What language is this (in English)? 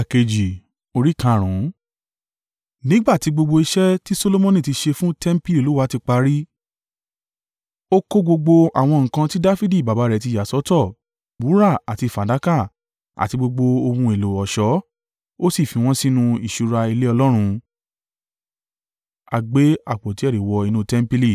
Yoruba